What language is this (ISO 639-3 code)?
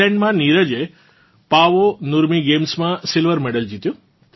guj